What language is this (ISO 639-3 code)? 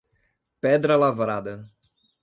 por